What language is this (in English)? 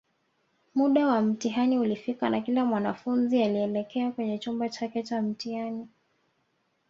Swahili